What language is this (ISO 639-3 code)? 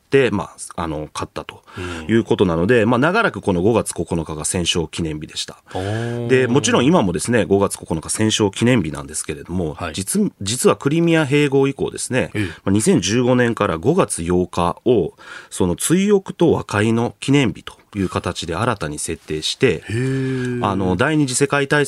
jpn